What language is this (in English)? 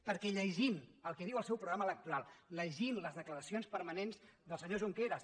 Catalan